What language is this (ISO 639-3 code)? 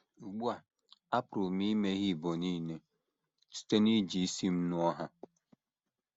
ibo